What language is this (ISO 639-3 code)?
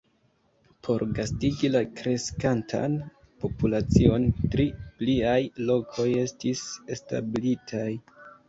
epo